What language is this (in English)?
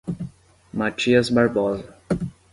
Portuguese